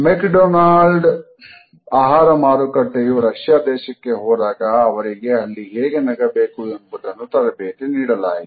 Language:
Kannada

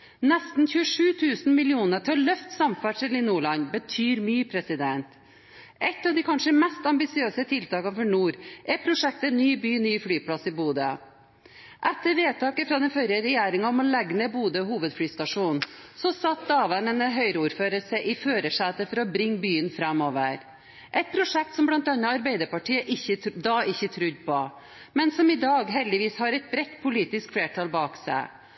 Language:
Norwegian Bokmål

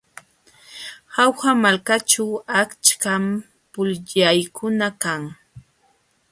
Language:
Jauja Wanca Quechua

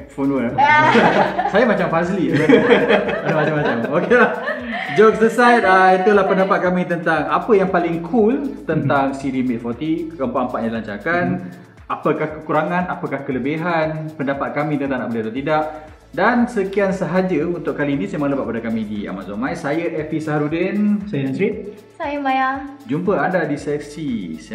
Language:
Malay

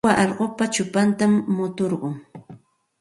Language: Santa Ana de Tusi Pasco Quechua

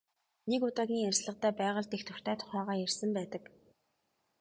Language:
Mongolian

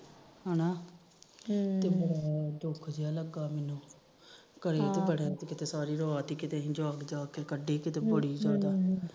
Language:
Punjabi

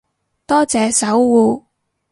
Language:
Cantonese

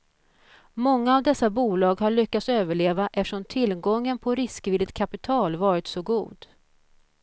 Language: Swedish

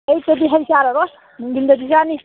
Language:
Manipuri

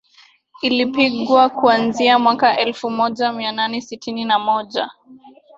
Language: Swahili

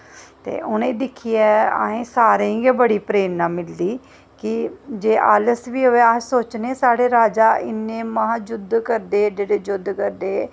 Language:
Dogri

